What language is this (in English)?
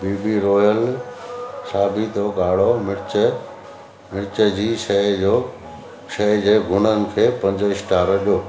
Sindhi